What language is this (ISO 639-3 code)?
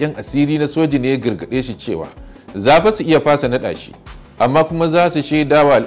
ara